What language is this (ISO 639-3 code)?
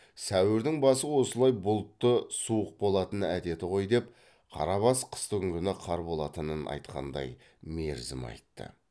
kaz